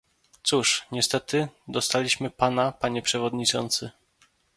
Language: Polish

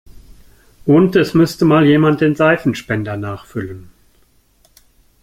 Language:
German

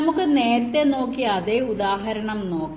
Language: Malayalam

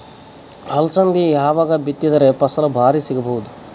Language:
Kannada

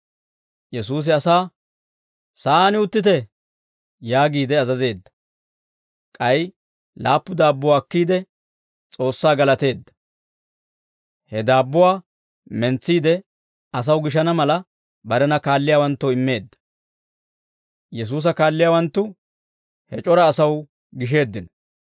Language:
Dawro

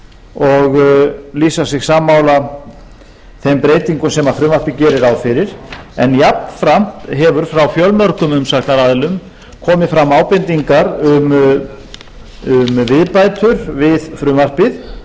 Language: Icelandic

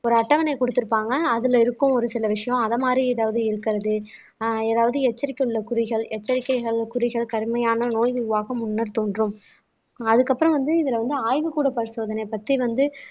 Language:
Tamil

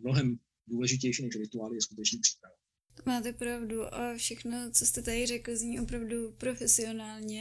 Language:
Czech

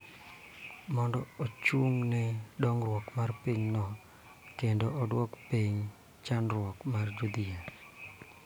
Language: Luo (Kenya and Tanzania)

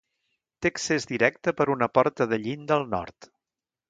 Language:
Catalan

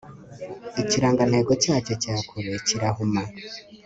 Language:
Kinyarwanda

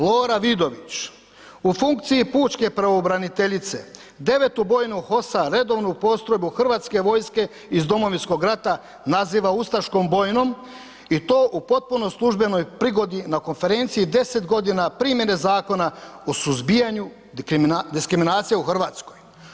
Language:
Croatian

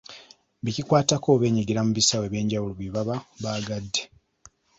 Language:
Ganda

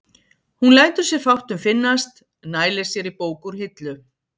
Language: Icelandic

